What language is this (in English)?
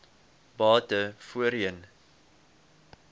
Afrikaans